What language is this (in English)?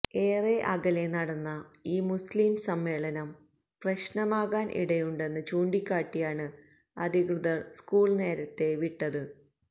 Malayalam